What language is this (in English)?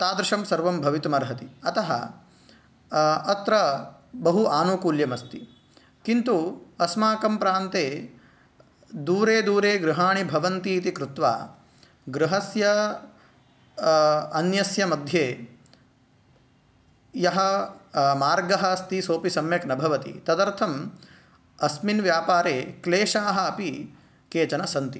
Sanskrit